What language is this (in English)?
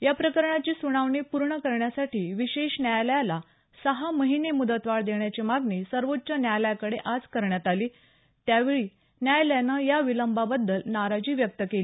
Marathi